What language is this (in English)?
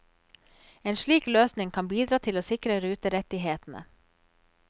Norwegian